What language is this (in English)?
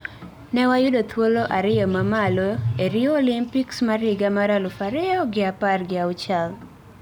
Luo (Kenya and Tanzania)